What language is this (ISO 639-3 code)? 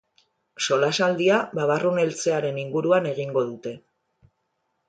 eus